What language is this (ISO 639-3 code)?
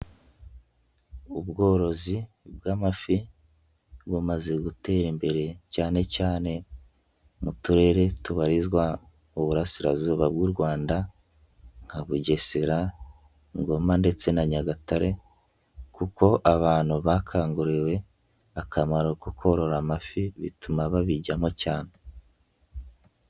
kin